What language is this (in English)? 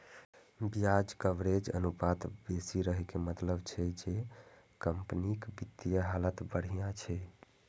Maithili